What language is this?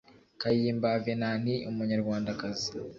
Kinyarwanda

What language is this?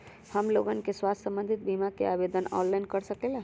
Magahi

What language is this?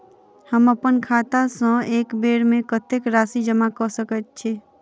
Maithili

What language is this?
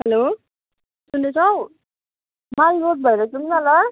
Nepali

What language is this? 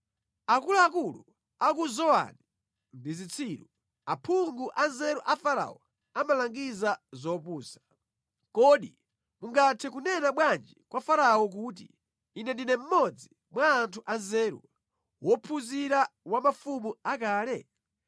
Nyanja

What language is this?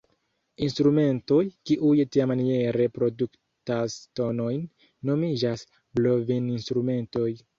Esperanto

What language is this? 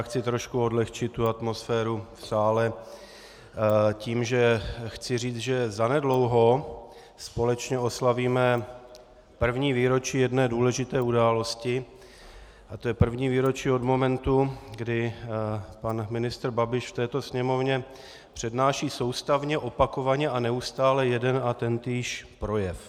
Czech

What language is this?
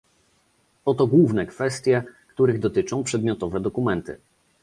Polish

